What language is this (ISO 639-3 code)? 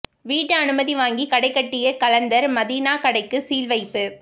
tam